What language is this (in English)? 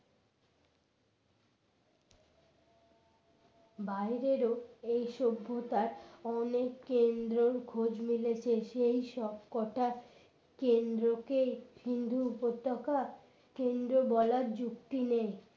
Bangla